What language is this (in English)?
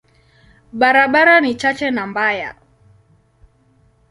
Swahili